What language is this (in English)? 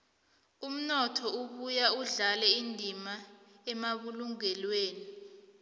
South Ndebele